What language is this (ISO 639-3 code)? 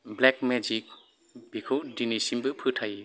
brx